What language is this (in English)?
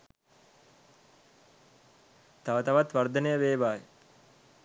Sinhala